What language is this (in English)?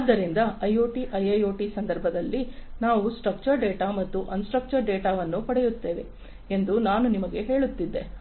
Kannada